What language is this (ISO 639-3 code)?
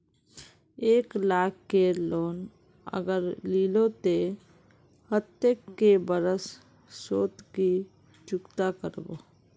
mag